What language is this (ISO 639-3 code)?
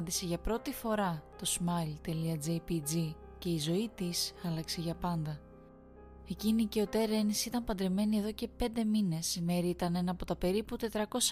ell